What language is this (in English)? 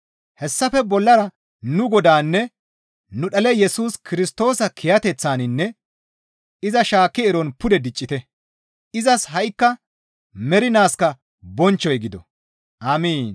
Gamo